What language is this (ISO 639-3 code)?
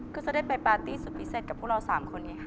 tha